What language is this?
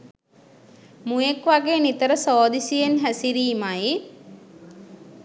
Sinhala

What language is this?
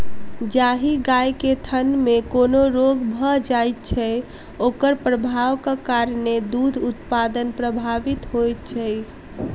Maithili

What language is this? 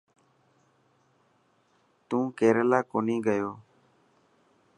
Dhatki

